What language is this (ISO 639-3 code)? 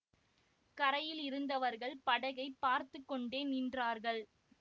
tam